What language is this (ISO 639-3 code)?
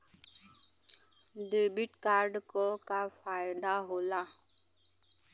bho